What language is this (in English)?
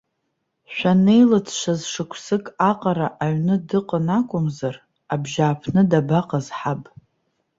Abkhazian